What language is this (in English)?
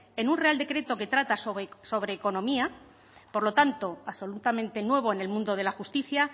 Spanish